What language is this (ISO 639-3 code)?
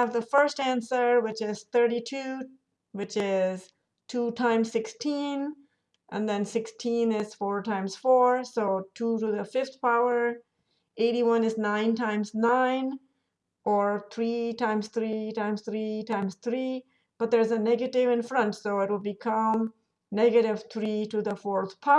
eng